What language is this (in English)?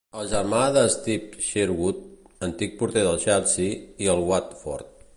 Catalan